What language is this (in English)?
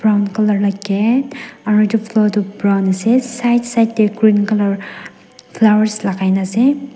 Naga Pidgin